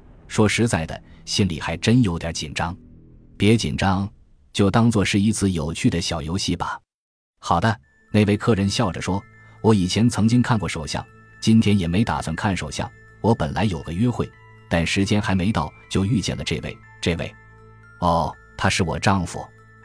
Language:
Chinese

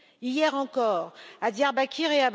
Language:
French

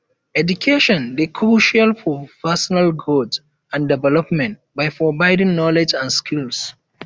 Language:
Nigerian Pidgin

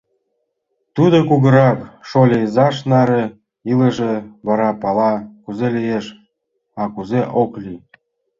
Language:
Mari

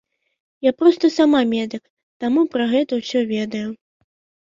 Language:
Belarusian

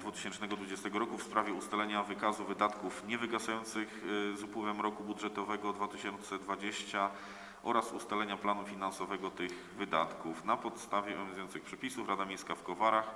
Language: Polish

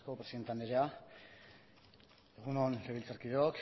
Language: Basque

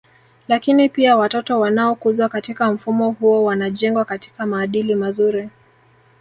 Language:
Swahili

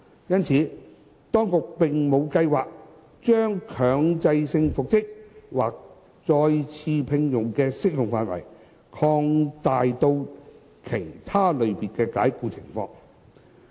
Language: Cantonese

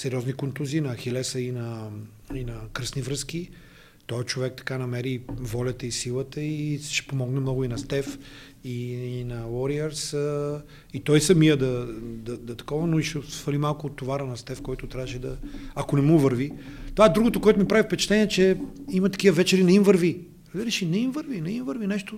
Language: Bulgarian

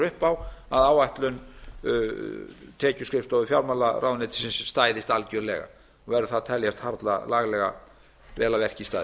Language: Icelandic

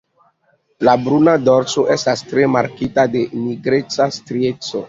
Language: Esperanto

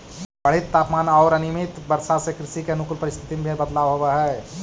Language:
Magahi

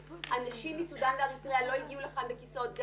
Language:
Hebrew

